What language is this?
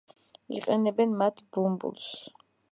Georgian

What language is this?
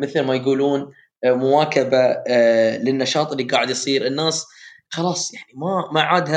Arabic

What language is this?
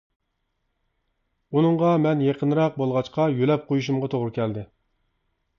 Uyghur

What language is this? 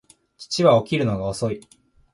Japanese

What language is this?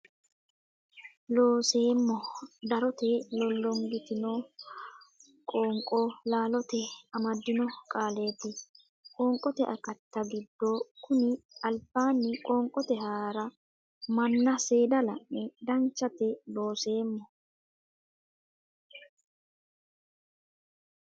Sidamo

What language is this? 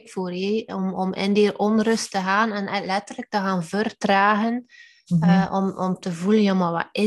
Dutch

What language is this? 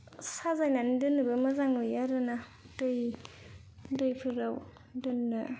Bodo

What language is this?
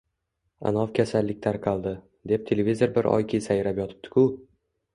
Uzbek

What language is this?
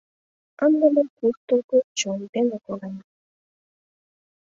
Mari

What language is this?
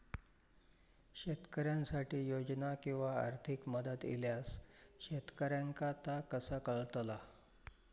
Marathi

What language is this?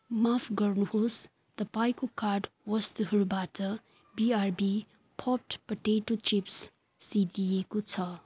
Nepali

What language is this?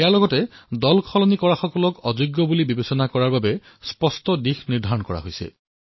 Assamese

